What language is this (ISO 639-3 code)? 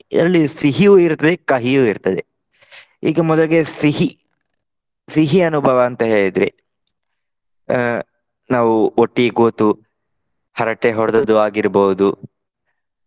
kan